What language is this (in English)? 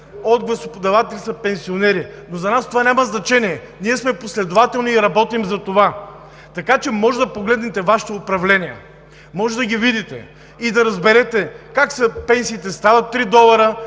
Bulgarian